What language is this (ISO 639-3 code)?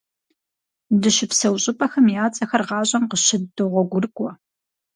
kbd